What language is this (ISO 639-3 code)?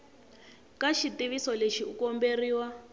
tso